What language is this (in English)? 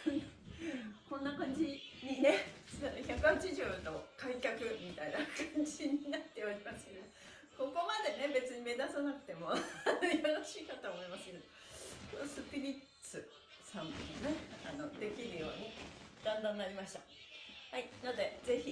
Japanese